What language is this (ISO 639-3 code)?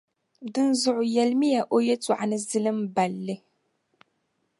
dag